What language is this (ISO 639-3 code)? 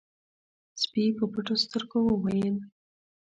pus